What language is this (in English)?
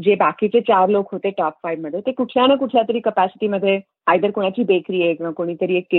Marathi